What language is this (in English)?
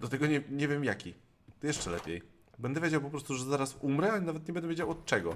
Polish